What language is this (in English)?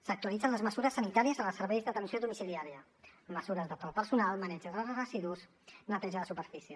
Catalan